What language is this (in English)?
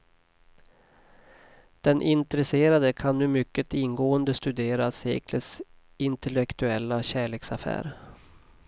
Swedish